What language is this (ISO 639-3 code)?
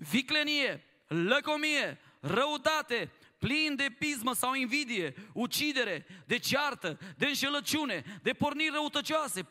ron